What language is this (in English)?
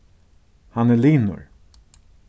Faroese